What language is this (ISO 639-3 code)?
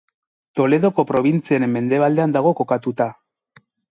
eus